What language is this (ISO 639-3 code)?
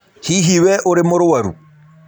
kik